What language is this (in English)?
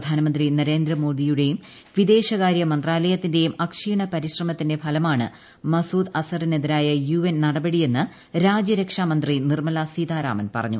Malayalam